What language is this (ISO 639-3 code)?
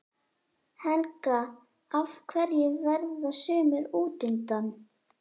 isl